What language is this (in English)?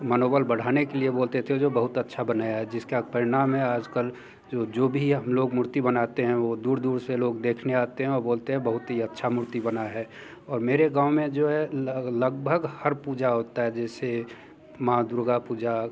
Hindi